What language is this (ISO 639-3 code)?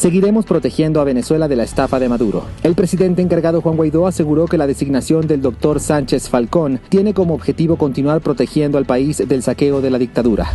spa